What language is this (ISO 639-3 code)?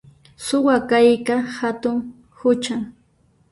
qxp